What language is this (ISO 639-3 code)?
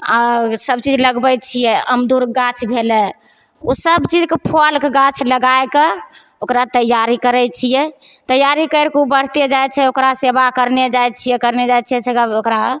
mai